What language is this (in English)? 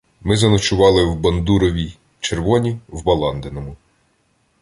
Ukrainian